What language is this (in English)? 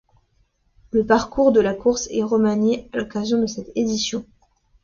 French